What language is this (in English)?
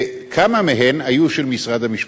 Hebrew